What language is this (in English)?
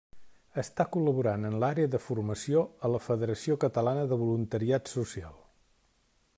Catalan